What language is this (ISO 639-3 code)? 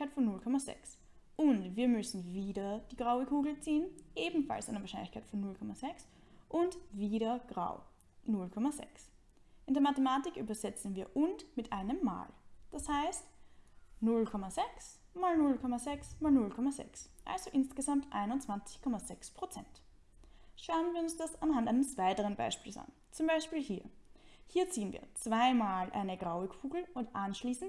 deu